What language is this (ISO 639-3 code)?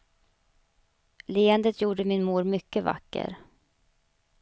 swe